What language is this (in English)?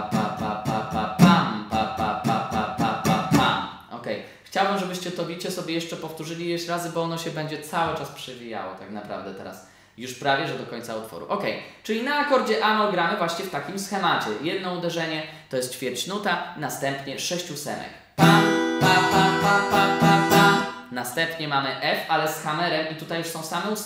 Polish